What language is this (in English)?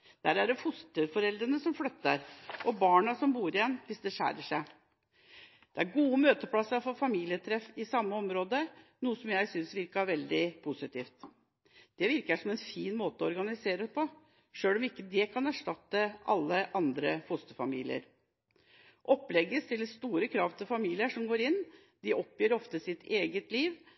Norwegian Bokmål